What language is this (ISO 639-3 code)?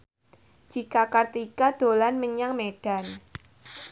jav